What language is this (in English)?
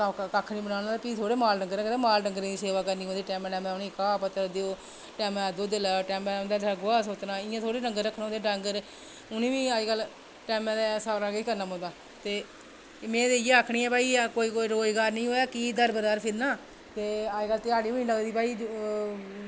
Dogri